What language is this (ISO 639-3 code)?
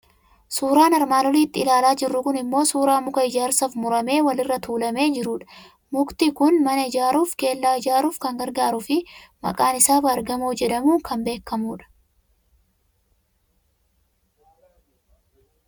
orm